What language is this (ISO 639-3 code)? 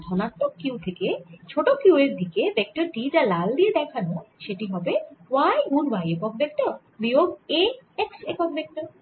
ben